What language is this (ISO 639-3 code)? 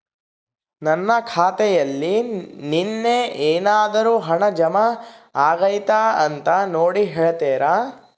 kan